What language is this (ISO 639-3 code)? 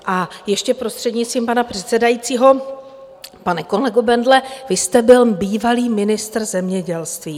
ces